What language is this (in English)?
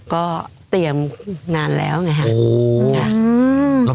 Thai